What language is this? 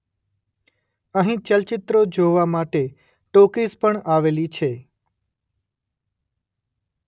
Gujarati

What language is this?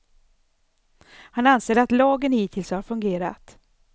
Swedish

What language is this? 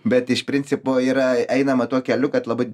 Lithuanian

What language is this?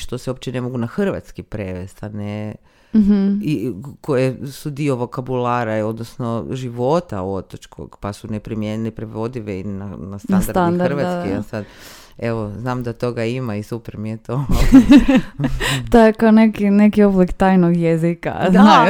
Croatian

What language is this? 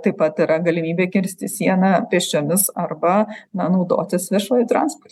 Lithuanian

